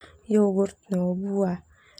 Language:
Termanu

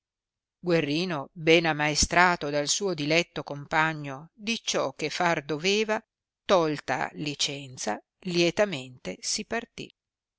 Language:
Italian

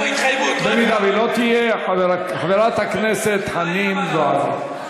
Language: Hebrew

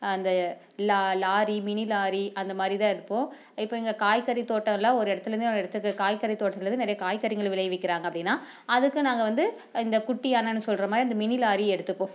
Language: Tamil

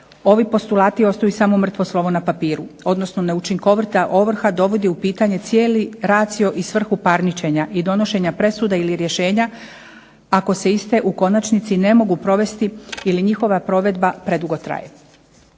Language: Croatian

